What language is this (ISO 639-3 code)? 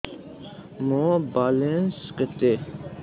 ori